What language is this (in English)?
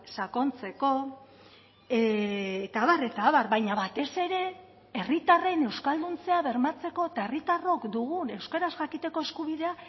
Basque